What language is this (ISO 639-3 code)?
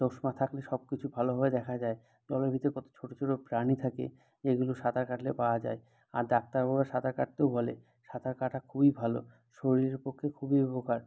ben